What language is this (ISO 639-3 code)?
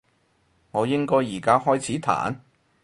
yue